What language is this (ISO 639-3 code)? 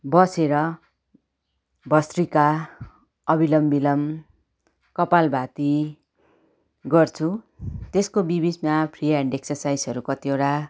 nep